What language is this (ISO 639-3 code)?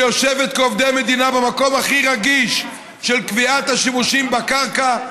heb